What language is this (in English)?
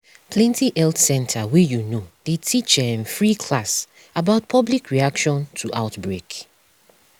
Nigerian Pidgin